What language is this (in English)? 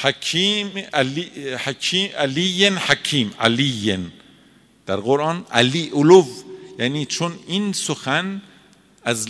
Persian